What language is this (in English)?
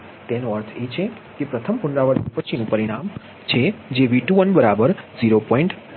Gujarati